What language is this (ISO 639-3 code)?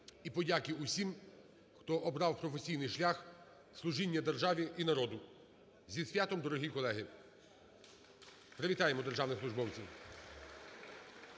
ukr